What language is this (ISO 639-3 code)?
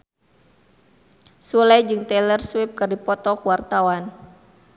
sun